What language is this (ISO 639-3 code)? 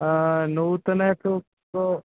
san